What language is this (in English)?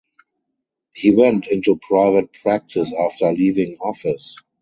English